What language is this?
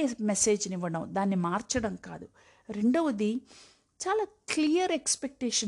Telugu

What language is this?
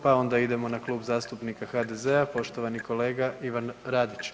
Croatian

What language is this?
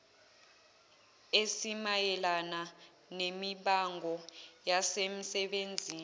Zulu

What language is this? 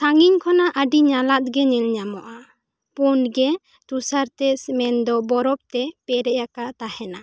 Santali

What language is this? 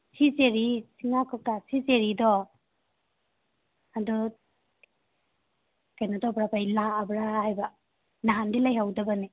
Manipuri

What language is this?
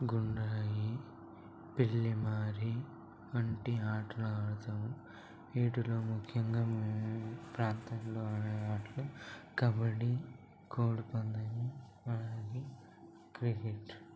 Telugu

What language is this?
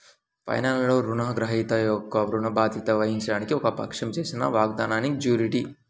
Telugu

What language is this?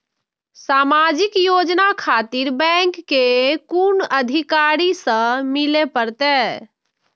Maithili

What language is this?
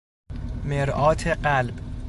Persian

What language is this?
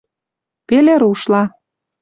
Western Mari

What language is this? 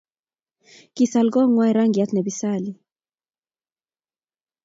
Kalenjin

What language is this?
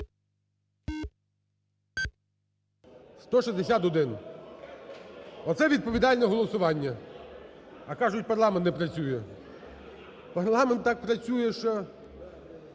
Ukrainian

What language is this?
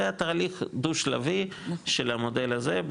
Hebrew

